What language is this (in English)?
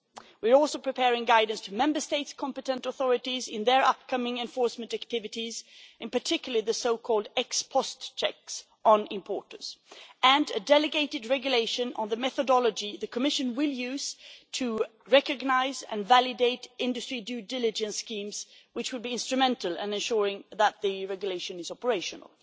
English